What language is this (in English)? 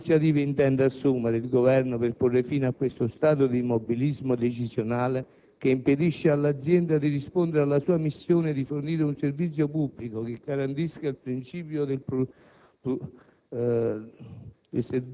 Italian